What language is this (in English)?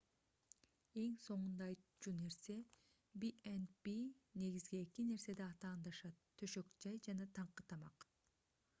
Kyrgyz